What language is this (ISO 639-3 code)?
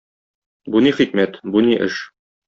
tat